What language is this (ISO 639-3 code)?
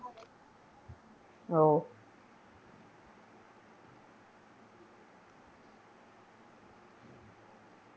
mal